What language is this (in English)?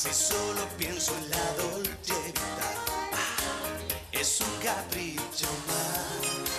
Spanish